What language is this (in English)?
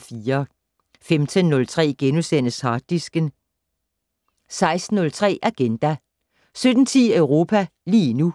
Danish